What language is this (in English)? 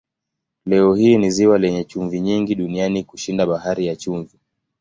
Swahili